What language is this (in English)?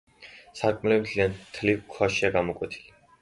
Georgian